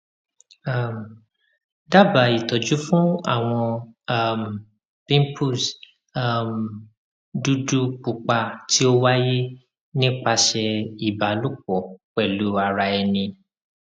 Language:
Yoruba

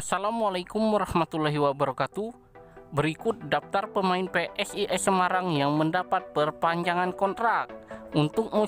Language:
Indonesian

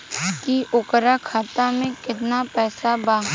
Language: Bhojpuri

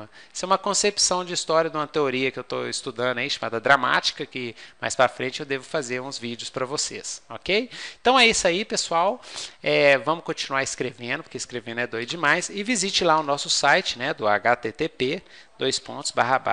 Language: Portuguese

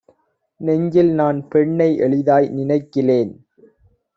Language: Tamil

